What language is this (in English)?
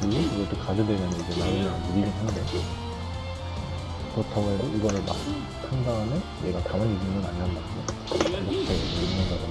Korean